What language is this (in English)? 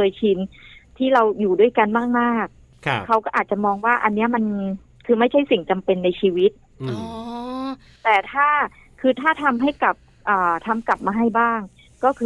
Thai